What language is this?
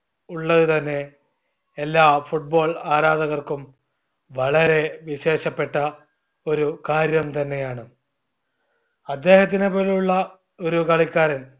Malayalam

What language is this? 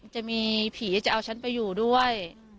Thai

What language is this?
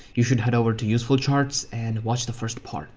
English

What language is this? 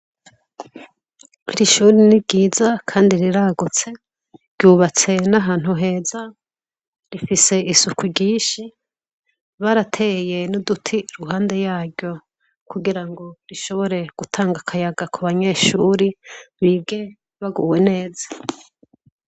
Rundi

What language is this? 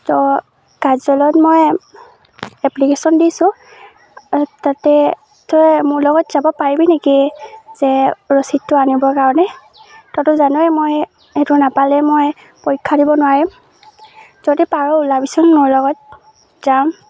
Assamese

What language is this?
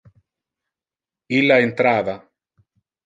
Interlingua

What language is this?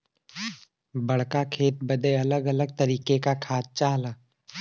Bhojpuri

